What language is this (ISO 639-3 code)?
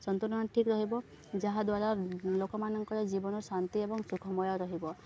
ori